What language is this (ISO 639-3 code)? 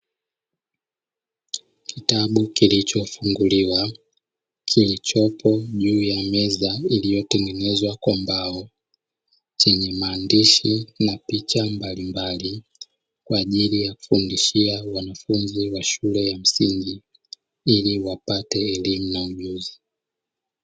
swa